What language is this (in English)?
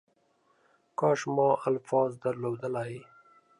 Pashto